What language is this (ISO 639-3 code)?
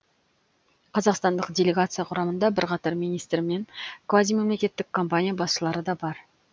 kaz